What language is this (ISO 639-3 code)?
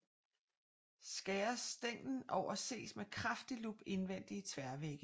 dan